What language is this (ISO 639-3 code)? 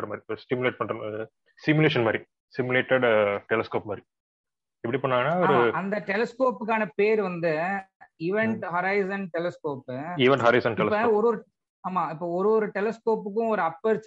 tam